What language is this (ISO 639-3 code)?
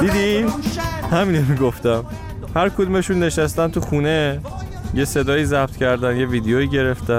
fas